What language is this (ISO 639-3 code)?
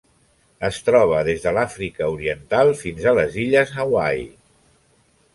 cat